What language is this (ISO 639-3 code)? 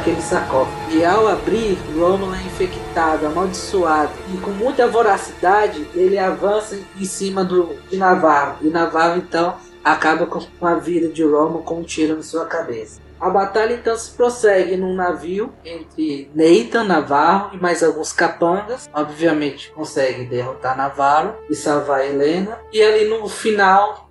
por